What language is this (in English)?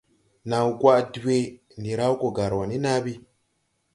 Tupuri